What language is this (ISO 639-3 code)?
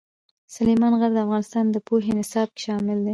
pus